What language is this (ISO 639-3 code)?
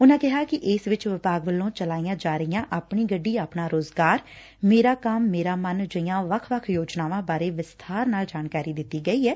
pan